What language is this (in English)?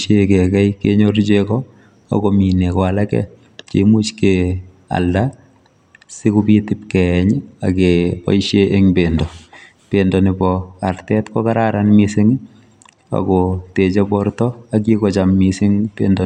Kalenjin